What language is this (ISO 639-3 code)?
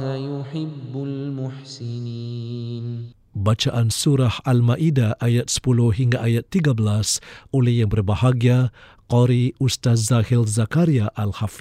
msa